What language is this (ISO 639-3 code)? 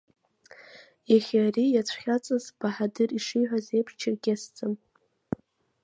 abk